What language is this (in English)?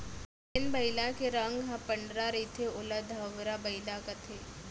Chhattisgarhi